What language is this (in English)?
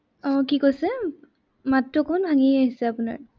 Assamese